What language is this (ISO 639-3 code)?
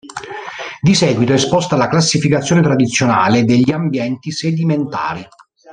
ita